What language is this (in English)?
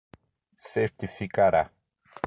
Portuguese